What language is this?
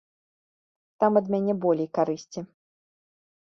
Belarusian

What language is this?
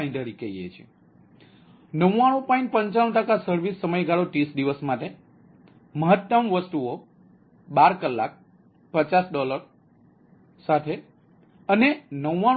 Gujarati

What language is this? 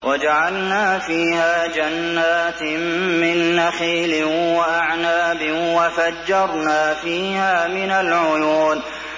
Arabic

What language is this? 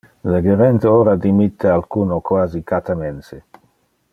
Interlingua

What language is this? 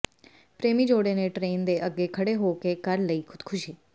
Punjabi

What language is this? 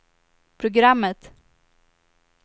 Swedish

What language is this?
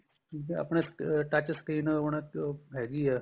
Punjabi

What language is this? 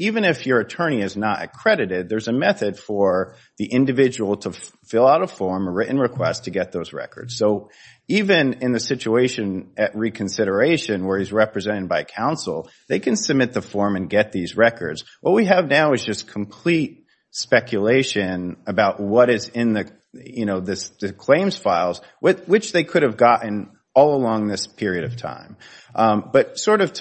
English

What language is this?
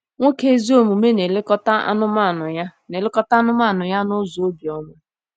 Igbo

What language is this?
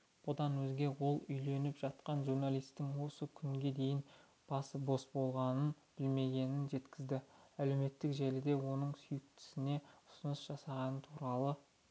Kazakh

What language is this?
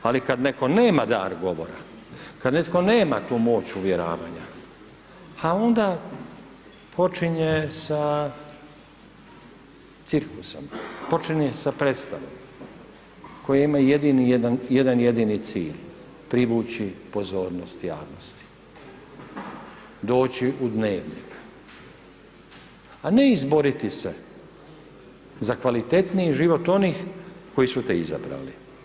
Croatian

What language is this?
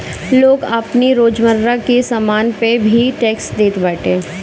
Bhojpuri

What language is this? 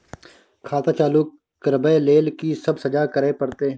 Maithili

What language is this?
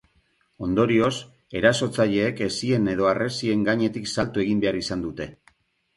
Basque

